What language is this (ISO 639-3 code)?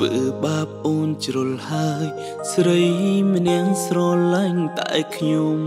tha